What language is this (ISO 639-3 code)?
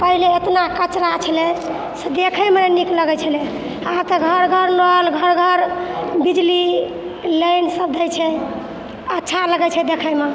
mai